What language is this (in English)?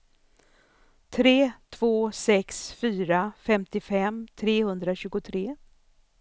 Swedish